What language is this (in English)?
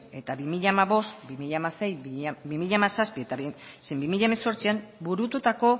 Basque